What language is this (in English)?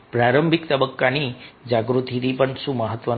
Gujarati